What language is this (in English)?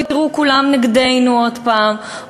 Hebrew